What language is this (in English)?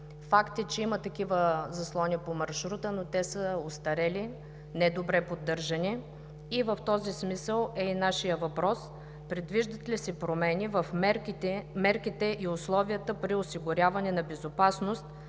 Bulgarian